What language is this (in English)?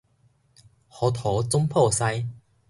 Min Nan Chinese